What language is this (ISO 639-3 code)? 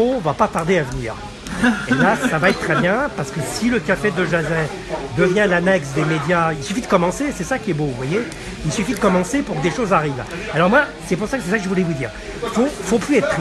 fra